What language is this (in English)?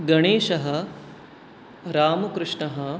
Sanskrit